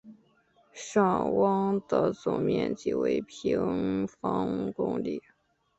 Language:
Chinese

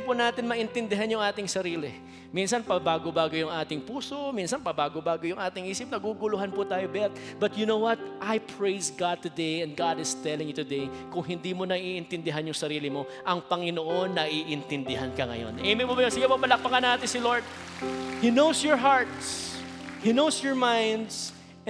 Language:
Filipino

